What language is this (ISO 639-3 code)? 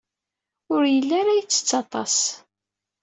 kab